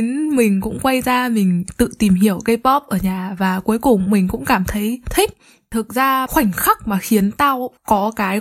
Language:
Vietnamese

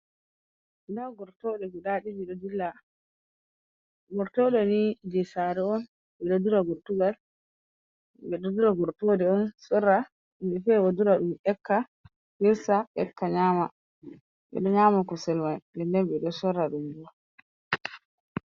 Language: Fula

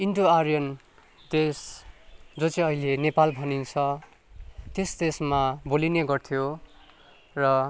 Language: Nepali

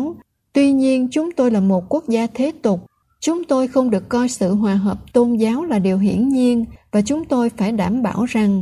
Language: Vietnamese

